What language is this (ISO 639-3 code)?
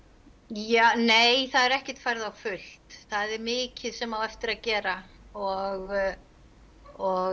isl